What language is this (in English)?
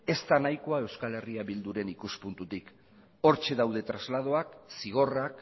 Basque